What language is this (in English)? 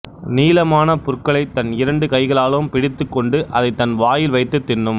Tamil